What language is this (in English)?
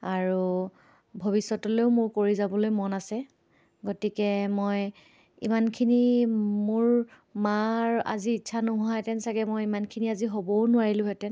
Assamese